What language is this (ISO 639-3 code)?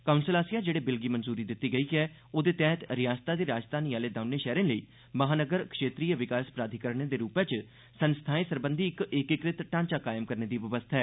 doi